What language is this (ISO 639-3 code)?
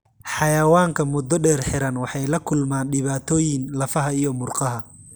som